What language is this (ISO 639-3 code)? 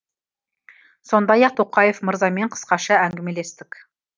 kaz